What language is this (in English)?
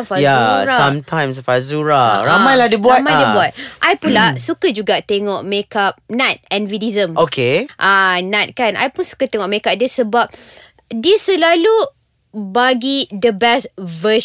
Malay